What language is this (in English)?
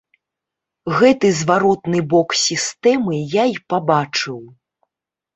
Belarusian